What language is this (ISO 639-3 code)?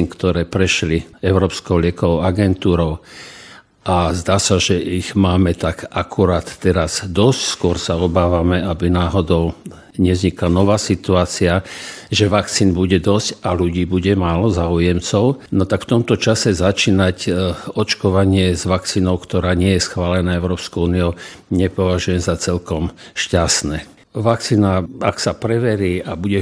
slk